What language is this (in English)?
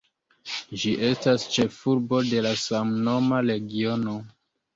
Esperanto